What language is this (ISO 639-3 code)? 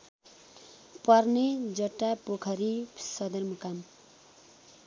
nep